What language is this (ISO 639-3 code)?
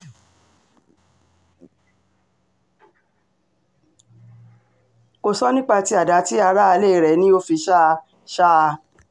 yor